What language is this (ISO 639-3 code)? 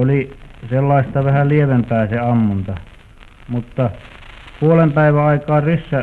fin